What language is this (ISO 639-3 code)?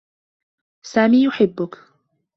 ara